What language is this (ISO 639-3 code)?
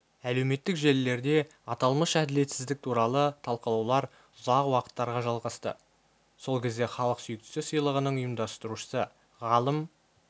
kaz